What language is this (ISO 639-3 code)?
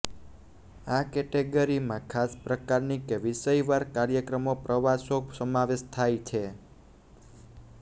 guj